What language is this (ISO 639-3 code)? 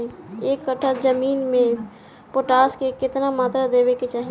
bho